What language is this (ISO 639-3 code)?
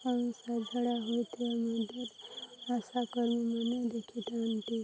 ori